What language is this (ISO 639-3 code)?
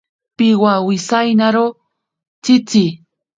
prq